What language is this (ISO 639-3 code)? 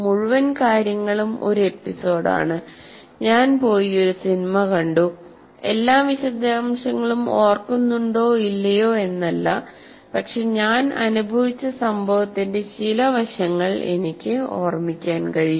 mal